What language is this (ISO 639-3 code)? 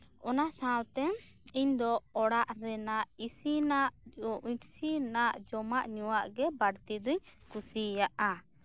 sat